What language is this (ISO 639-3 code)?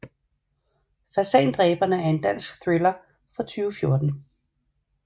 dan